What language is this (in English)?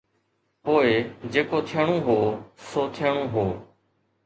Sindhi